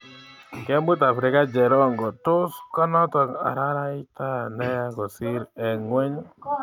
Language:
Kalenjin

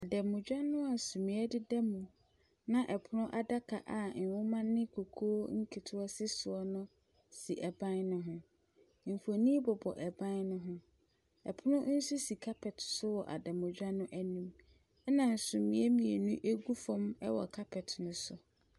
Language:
Akan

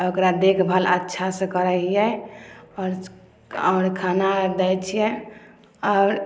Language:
Maithili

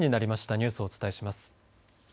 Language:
Japanese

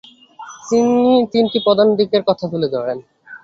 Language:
Bangla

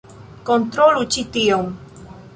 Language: Esperanto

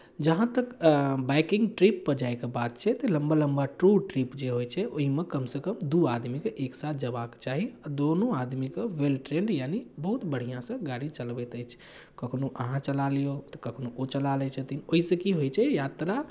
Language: Maithili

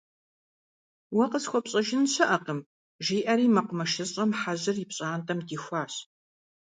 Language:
Kabardian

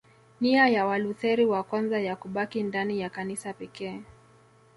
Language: Swahili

